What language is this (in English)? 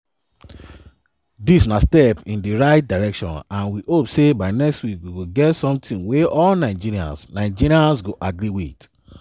Nigerian Pidgin